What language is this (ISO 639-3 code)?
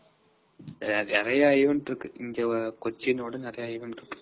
tam